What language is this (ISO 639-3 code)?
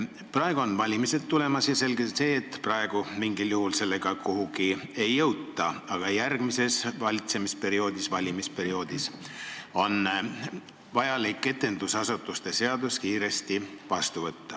est